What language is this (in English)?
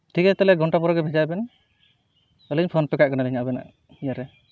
Santali